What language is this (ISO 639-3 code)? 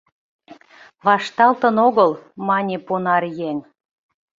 chm